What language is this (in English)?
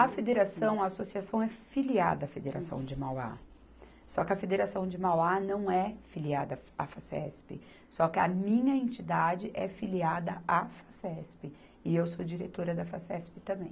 Portuguese